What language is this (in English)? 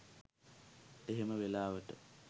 Sinhala